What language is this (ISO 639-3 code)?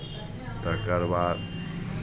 mai